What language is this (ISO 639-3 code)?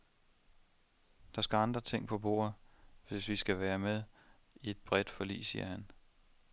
dan